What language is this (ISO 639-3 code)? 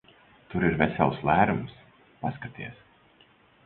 lav